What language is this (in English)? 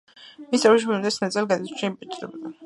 Georgian